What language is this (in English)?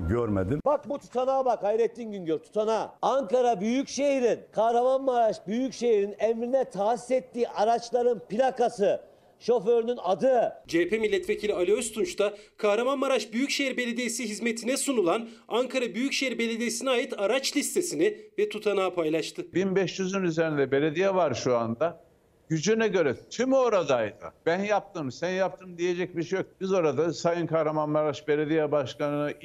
Turkish